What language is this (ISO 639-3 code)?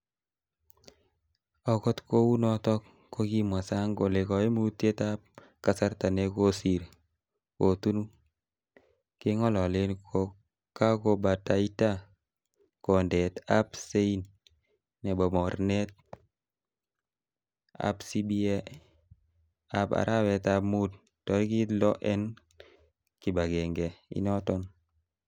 kln